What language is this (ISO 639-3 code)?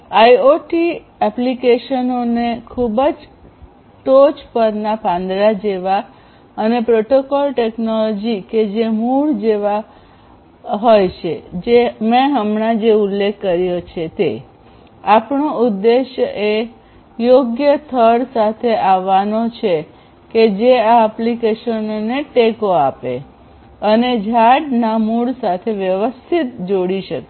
guj